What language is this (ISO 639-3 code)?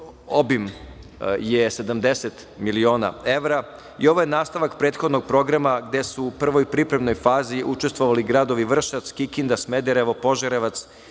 srp